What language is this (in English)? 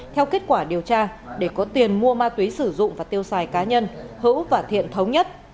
Vietnamese